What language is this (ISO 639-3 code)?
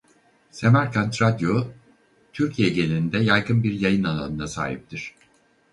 tur